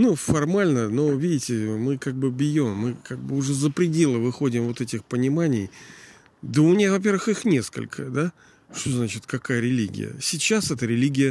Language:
Russian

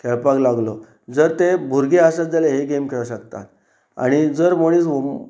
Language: Konkani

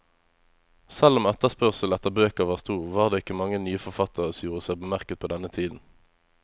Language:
Norwegian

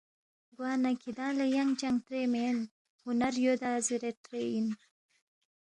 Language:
Balti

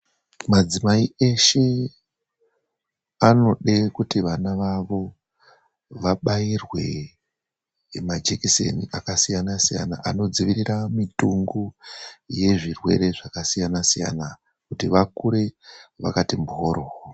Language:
Ndau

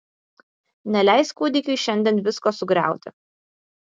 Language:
Lithuanian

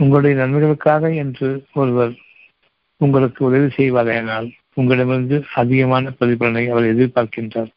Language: Tamil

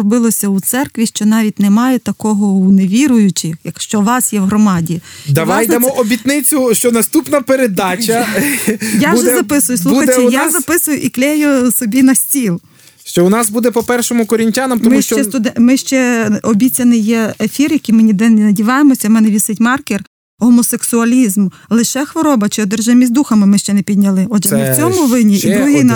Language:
Ukrainian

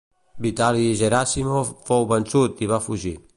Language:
Catalan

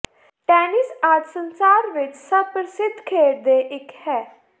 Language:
Punjabi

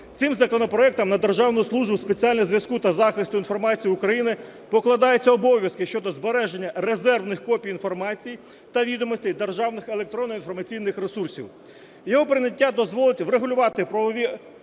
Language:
Ukrainian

